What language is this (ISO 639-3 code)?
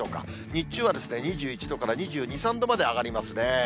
jpn